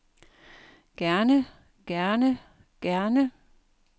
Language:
Danish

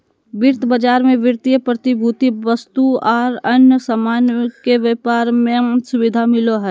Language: Magahi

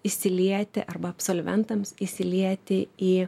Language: Lithuanian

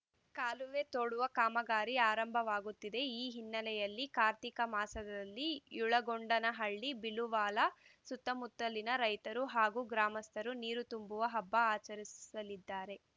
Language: Kannada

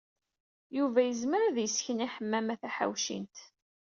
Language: Kabyle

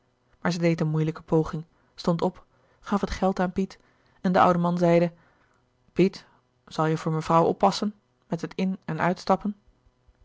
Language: Dutch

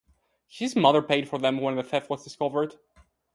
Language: English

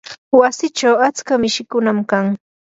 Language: Yanahuanca Pasco Quechua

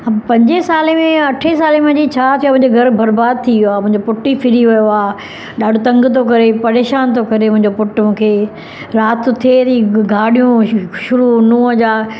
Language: Sindhi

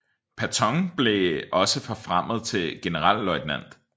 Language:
Danish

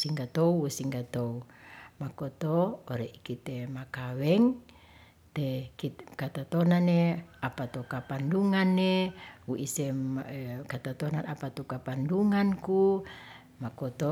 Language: Ratahan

